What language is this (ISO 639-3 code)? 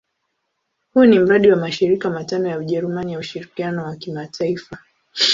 swa